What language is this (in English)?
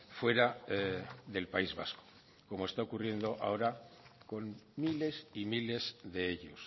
Spanish